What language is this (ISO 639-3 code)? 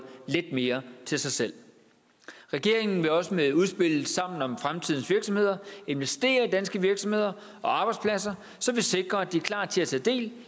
dan